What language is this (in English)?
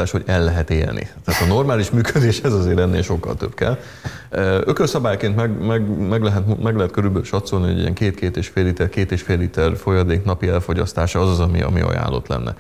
Hungarian